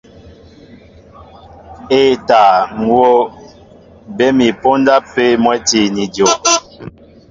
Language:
Mbo (Cameroon)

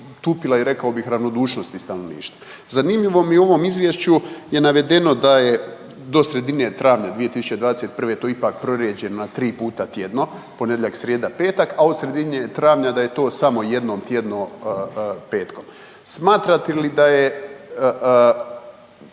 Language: Croatian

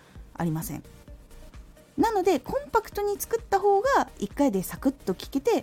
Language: Japanese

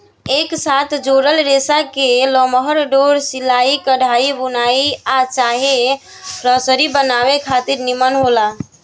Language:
Bhojpuri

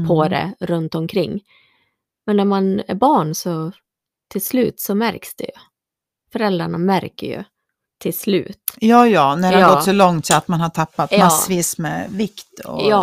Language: Swedish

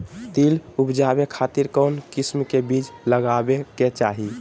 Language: Magahi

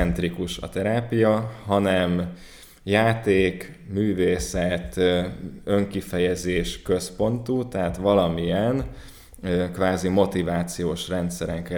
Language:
Hungarian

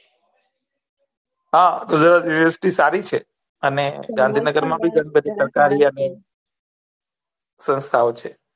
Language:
Gujarati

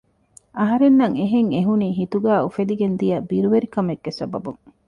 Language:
Divehi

